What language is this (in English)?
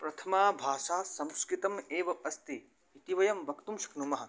Sanskrit